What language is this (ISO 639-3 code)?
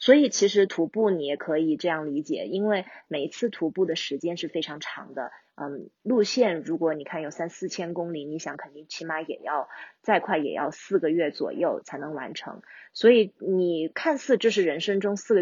zho